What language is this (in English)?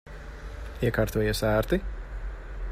Latvian